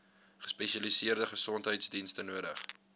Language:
Afrikaans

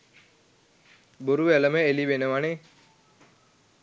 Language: Sinhala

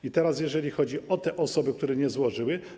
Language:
Polish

